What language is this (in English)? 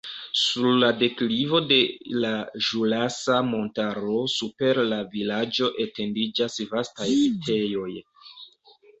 Esperanto